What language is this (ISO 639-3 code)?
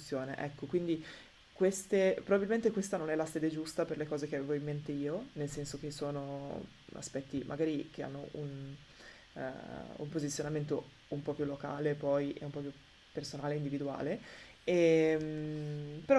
ita